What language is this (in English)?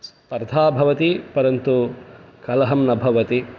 Sanskrit